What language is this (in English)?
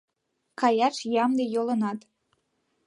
Mari